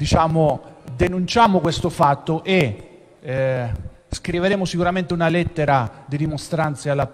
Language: Italian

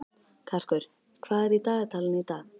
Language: Icelandic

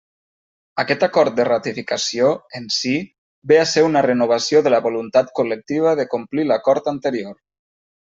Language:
Catalan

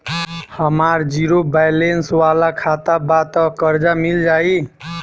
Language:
Bhojpuri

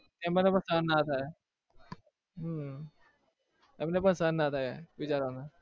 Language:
Gujarati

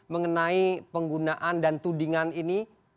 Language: Indonesian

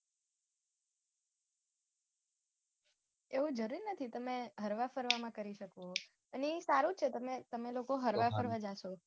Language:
Gujarati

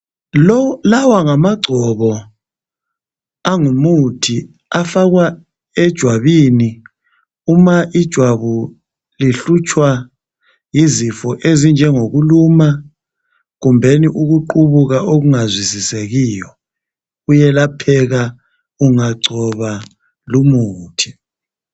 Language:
North Ndebele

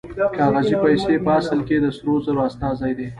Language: Pashto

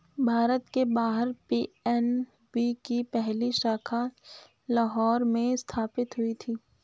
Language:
Hindi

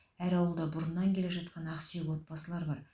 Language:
Kazakh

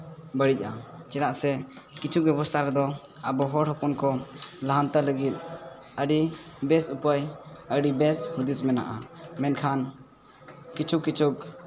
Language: Santali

